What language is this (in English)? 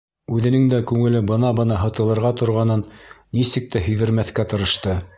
Bashkir